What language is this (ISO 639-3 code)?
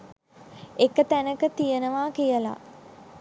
sin